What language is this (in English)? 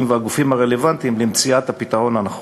Hebrew